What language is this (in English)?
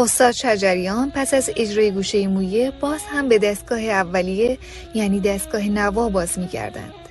Persian